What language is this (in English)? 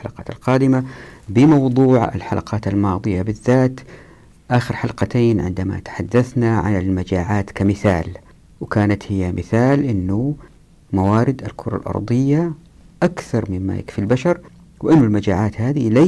Arabic